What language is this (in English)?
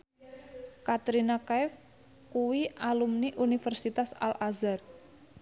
Javanese